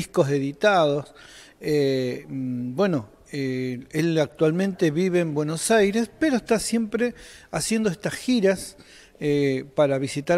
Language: Spanish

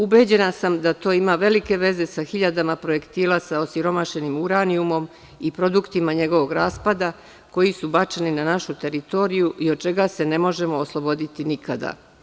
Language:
Serbian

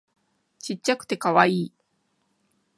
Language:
Japanese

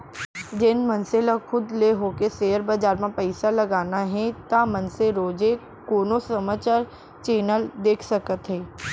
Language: Chhattisgarhi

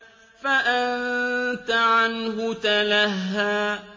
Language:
Arabic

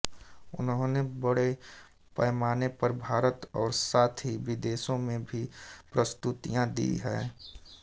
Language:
Hindi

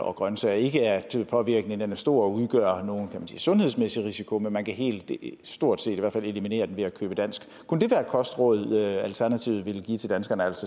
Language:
Danish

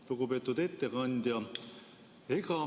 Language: Estonian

